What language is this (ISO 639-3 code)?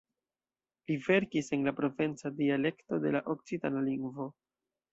epo